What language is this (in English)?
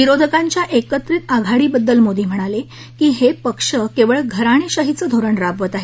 Marathi